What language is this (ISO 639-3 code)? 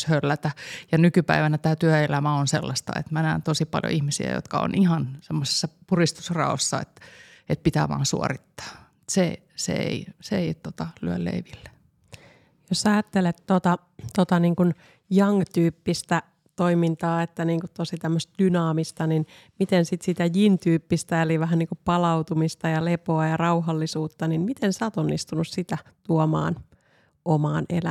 fin